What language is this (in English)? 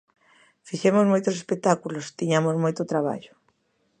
Galician